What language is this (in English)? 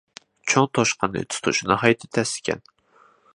Uyghur